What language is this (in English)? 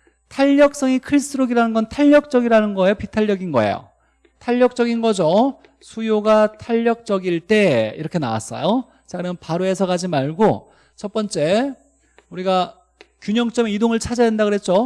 Korean